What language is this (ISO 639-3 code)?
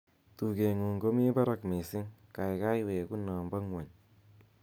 kln